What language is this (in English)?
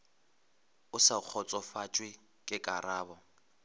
Northern Sotho